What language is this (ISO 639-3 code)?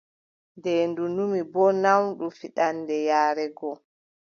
fub